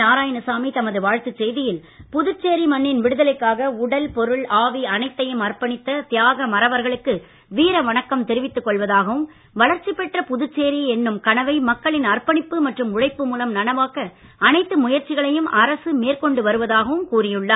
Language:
Tamil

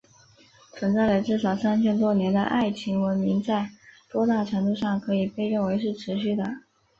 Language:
Chinese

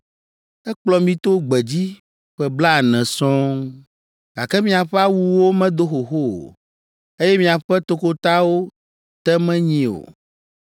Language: Ewe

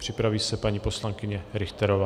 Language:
Czech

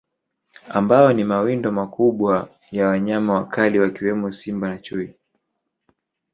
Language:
Swahili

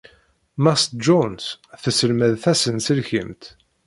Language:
Kabyle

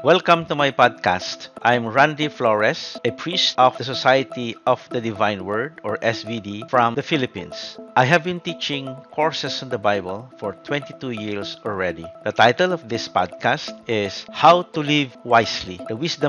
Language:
Filipino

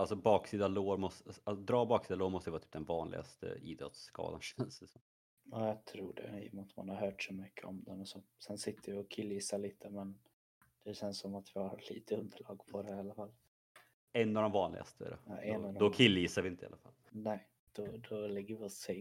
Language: Swedish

